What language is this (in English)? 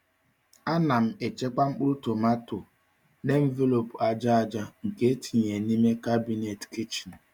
Igbo